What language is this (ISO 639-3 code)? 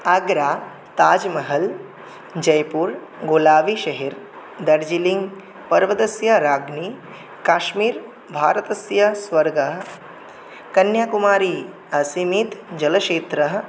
san